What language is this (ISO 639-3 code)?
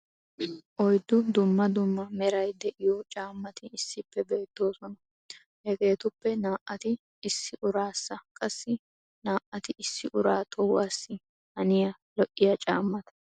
wal